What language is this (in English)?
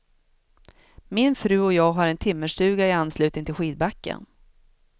Swedish